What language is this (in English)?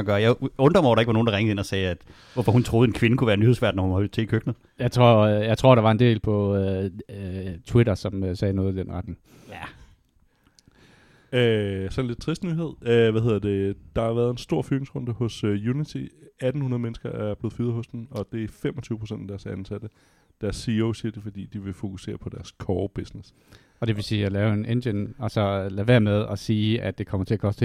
Danish